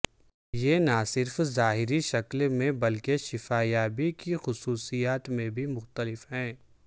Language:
Urdu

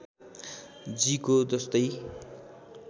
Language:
Nepali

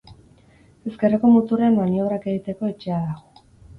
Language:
Basque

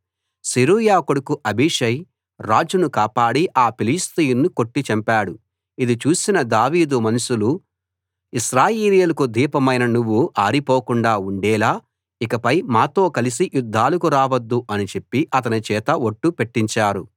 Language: Telugu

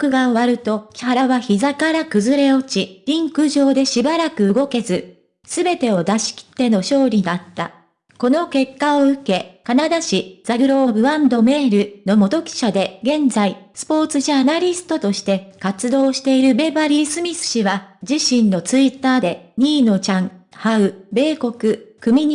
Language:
Japanese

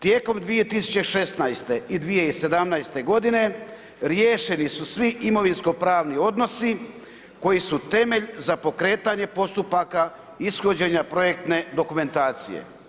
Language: Croatian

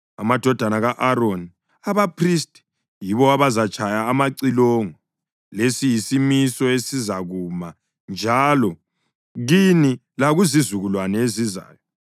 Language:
North Ndebele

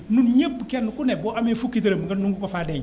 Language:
Wolof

